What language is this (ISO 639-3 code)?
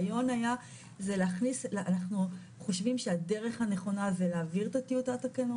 heb